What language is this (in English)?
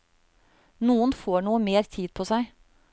Norwegian